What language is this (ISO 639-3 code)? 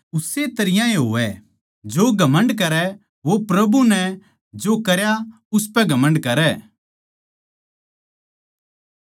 bgc